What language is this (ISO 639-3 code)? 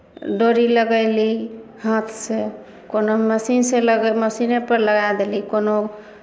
mai